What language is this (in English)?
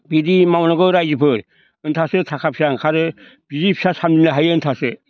Bodo